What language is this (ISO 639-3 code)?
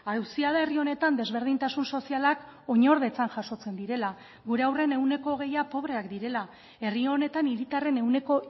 eus